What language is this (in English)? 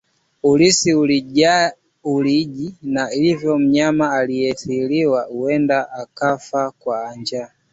Swahili